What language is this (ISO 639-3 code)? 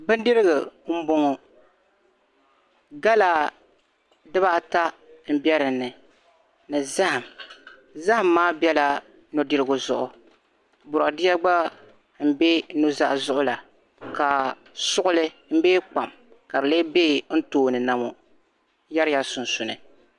dag